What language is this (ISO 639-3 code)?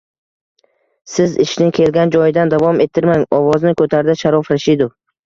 uzb